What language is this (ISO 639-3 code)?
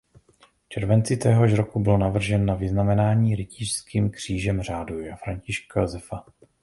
ces